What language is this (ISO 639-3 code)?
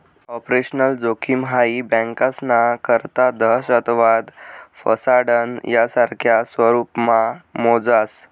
mar